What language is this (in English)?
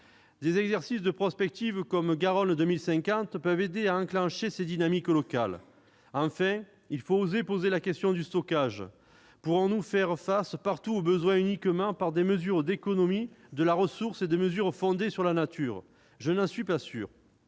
French